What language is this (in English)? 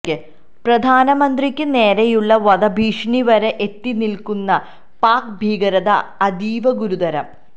Malayalam